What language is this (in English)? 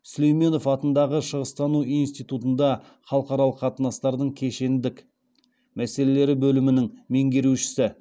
Kazakh